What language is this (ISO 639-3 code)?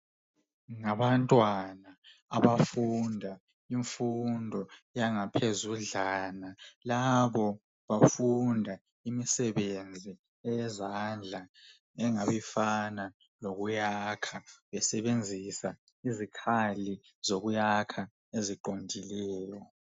nde